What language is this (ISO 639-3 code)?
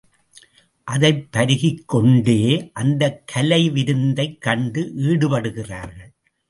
tam